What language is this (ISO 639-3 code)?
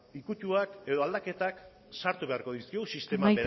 eus